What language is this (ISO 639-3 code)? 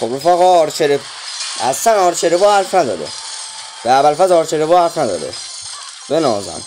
fas